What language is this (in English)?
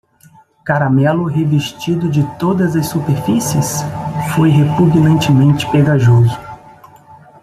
Portuguese